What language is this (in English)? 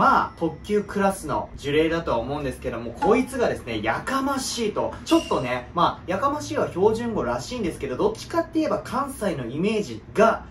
Japanese